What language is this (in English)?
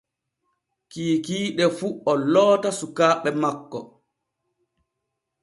Borgu Fulfulde